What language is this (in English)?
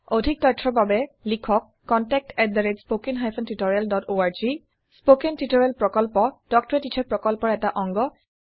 Assamese